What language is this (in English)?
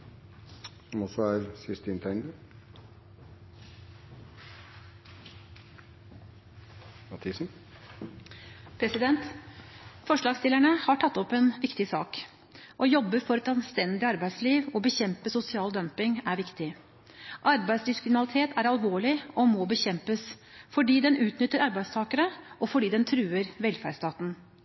Norwegian Bokmål